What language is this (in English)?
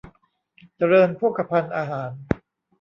Thai